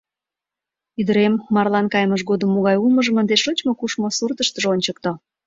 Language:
Mari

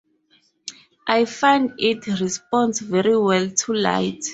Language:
English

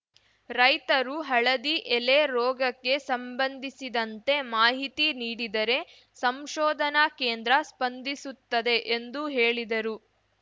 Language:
Kannada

